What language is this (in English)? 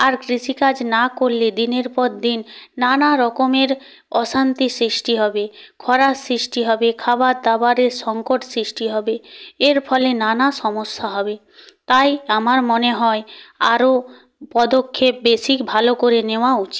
Bangla